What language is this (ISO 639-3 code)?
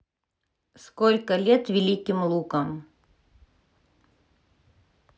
rus